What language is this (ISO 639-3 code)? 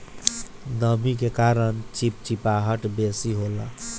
bho